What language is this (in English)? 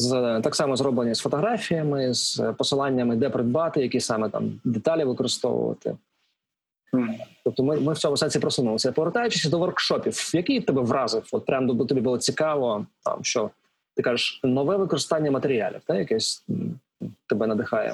Ukrainian